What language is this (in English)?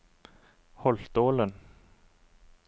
Norwegian